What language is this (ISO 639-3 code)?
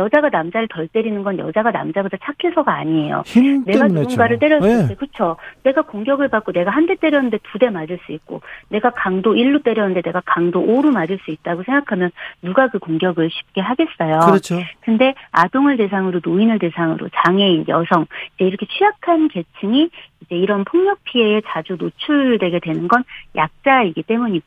kor